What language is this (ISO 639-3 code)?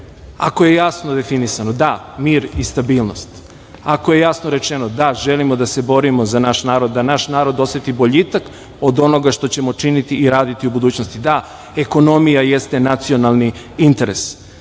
srp